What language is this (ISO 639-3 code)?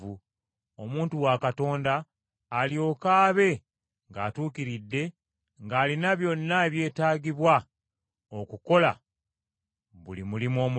lug